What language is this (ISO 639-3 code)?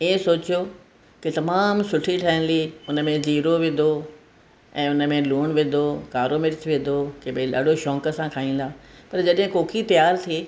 snd